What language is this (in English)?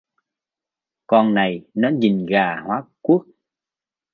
Vietnamese